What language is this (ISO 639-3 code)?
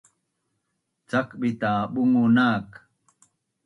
bnn